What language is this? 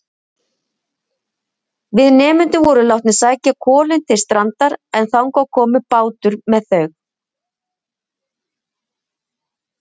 Icelandic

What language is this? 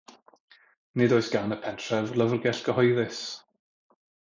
Welsh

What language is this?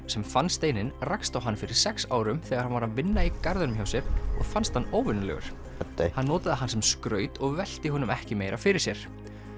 Icelandic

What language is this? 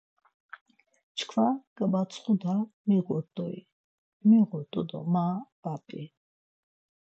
Laz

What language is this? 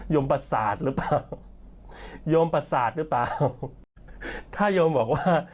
Thai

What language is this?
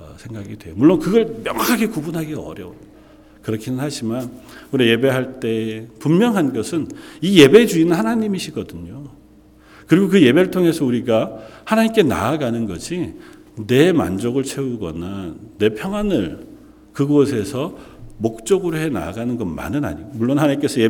Korean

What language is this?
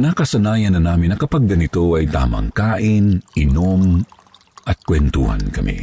Filipino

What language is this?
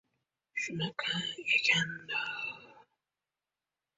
Uzbek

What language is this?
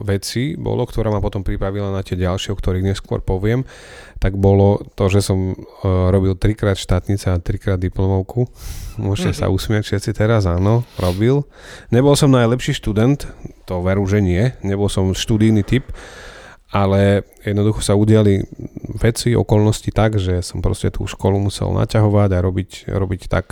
Slovak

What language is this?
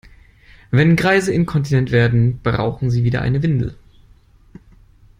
German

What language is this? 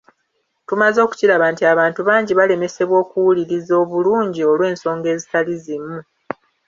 Ganda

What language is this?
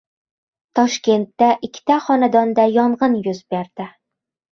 Uzbek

